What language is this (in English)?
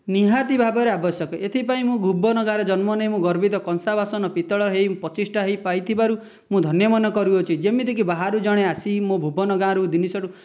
Odia